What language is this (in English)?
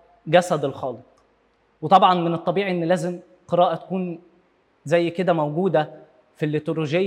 Arabic